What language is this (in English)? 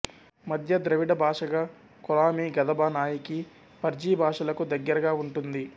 Telugu